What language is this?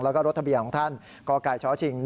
Thai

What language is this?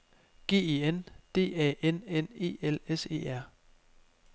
Danish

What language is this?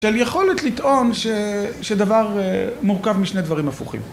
Hebrew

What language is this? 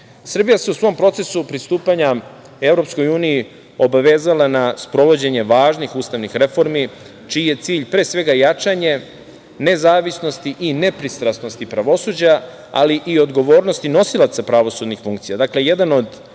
Serbian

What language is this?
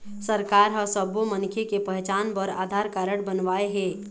Chhattisgarhi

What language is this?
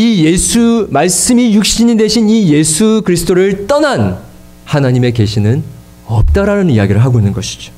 Korean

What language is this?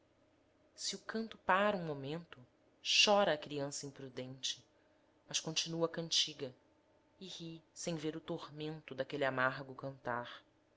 Portuguese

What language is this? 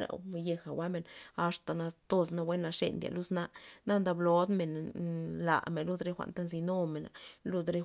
Loxicha Zapotec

